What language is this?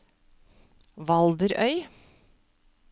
Norwegian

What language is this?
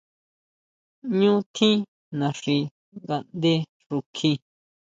Huautla Mazatec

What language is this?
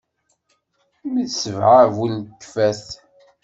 Kabyle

